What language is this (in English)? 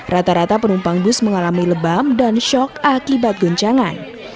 Indonesian